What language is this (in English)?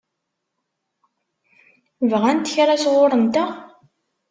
Kabyle